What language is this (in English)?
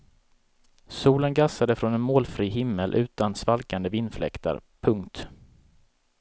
Swedish